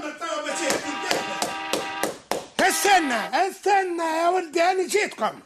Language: Arabic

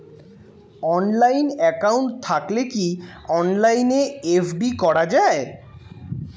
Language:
Bangla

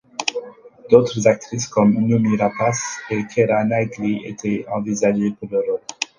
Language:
French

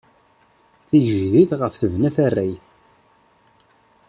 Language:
Kabyle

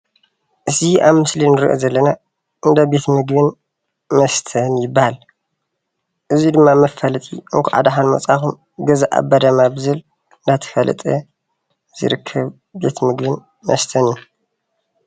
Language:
Tigrinya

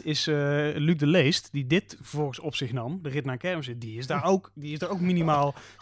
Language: Dutch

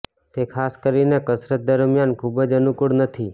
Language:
Gujarati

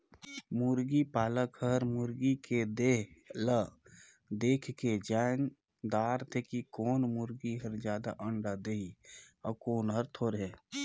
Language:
Chhattisgarhi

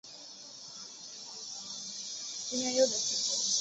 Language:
Chinese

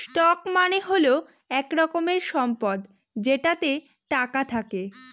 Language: Bangla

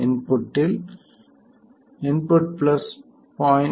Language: Tamil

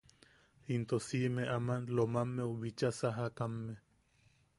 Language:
Yaqui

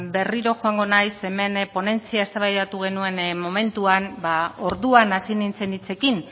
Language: Basque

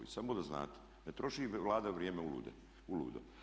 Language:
Croatian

